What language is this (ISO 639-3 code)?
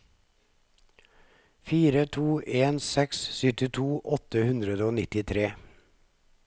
nor